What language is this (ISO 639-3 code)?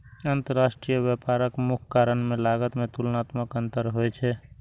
mai